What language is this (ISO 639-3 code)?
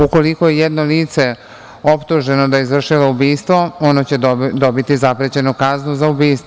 srp